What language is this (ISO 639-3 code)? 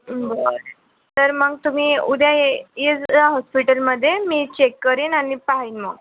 mar